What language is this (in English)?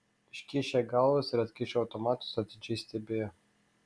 Lithuanian